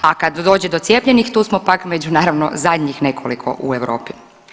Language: Croatian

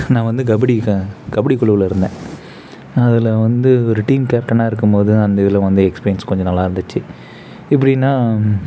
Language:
Tamil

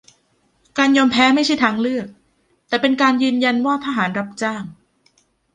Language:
Thai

